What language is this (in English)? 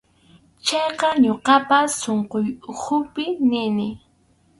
Arequipa-La Unión Quechua